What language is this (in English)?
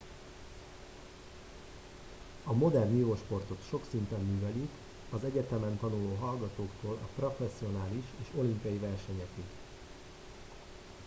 Hungarian